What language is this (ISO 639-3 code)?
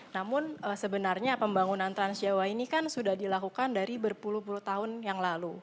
ind